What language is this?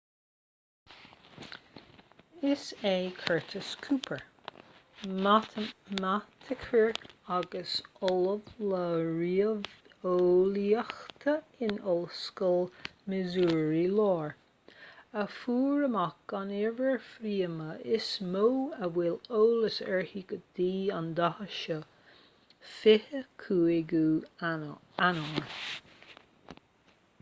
Irish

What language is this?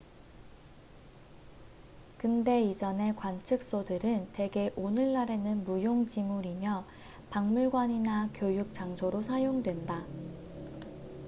Korean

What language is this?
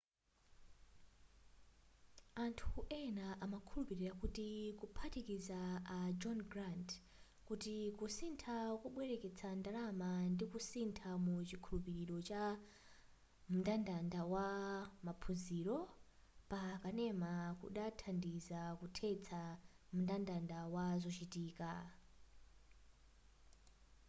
Nyanja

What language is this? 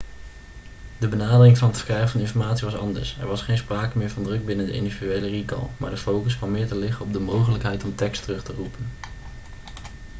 Dutch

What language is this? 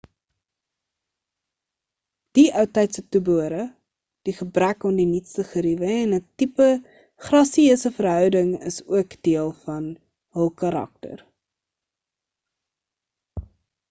Afrikaans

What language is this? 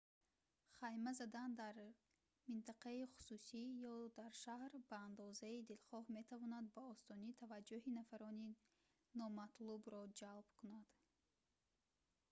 Tajik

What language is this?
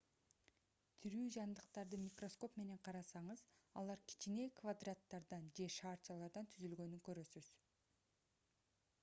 Kyrgyz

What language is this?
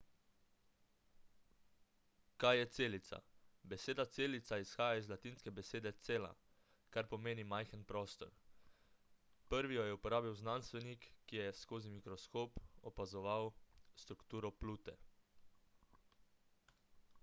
Slovenian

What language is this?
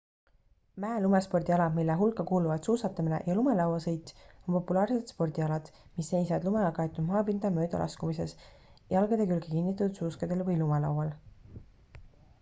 Estonian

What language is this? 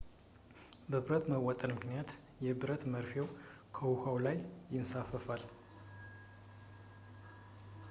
Amharic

